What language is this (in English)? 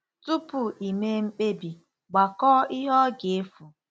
Igbo